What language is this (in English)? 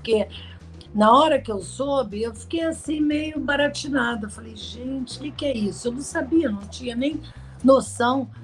Portuguese